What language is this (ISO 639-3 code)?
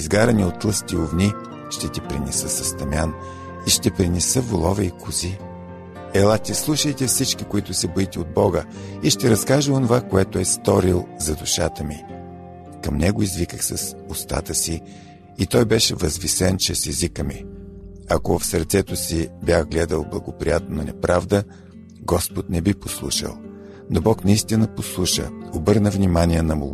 bul